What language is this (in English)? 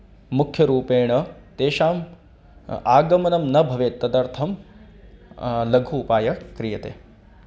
Sanskrit